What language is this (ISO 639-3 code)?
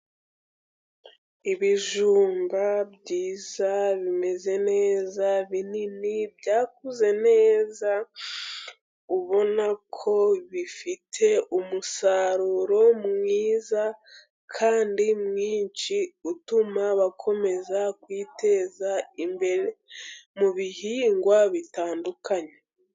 kin